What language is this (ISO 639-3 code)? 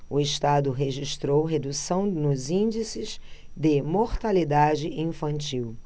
por